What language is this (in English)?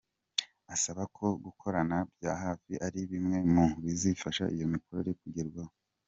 Kinyarwanda